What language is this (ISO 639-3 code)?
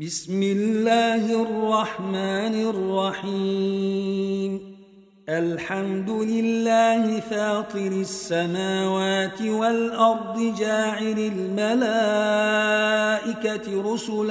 ara